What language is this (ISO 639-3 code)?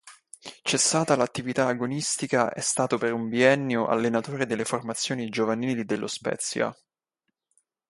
ita